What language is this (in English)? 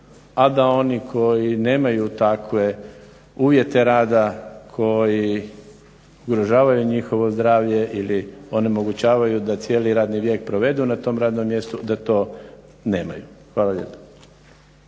Croatian